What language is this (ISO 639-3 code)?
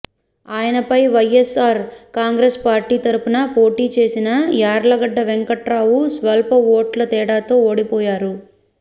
tel